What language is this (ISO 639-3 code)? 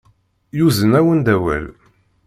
kab